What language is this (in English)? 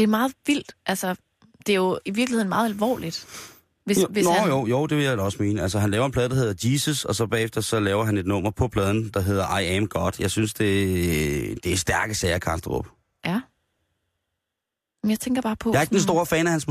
Danish